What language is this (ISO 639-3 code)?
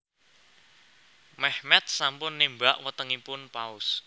jav